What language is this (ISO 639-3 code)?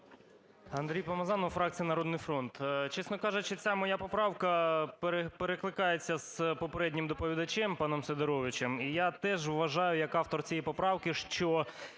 ukr